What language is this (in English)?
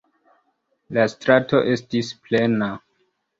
Esperanto